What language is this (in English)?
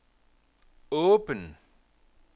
Danish